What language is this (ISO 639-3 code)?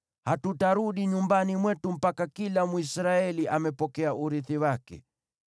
swa